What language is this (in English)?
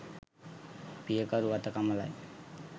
Sinhala